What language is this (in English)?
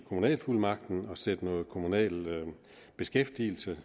Danish